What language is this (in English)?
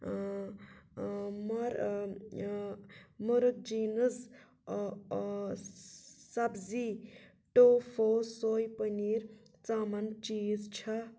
Kashmiri